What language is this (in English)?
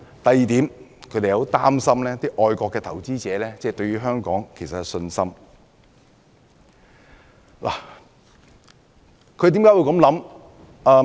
Cantonese